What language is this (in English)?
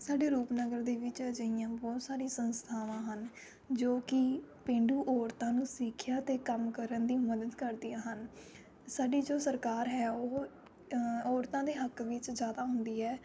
Punjabi